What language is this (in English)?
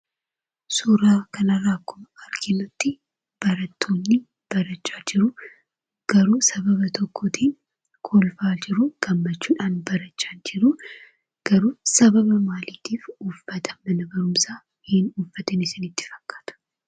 Oromo